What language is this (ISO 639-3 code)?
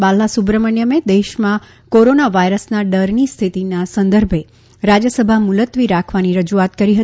guj